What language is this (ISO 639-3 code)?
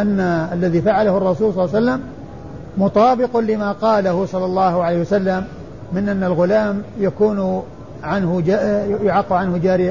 ara